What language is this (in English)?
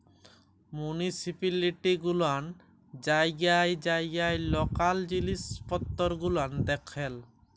Bangla